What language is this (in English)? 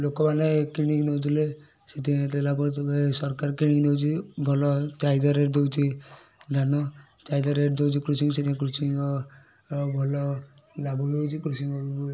Odia